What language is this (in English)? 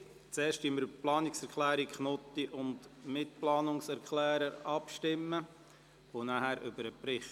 Swiss German